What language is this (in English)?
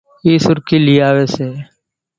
Kachi Koli